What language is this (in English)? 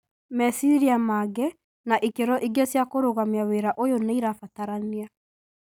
Kikuyu